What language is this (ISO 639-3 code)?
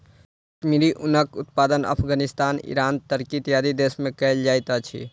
mai